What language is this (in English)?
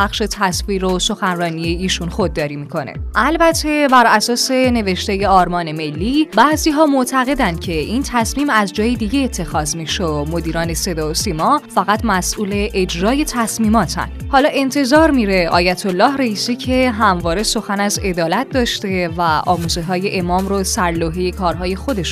Persian